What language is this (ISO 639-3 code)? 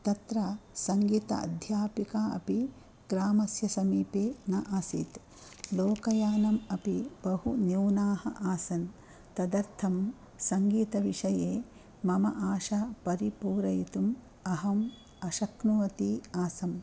san